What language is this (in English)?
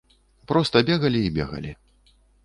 Belarusian